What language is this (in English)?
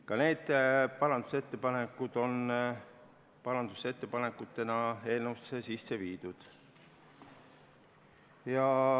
Estonian